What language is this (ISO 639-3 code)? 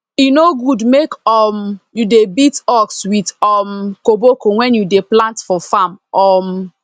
pcm